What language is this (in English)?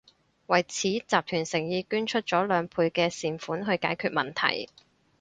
Cantonese